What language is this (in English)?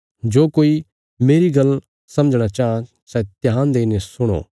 Bilaspuri